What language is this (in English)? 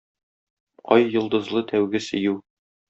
Tatar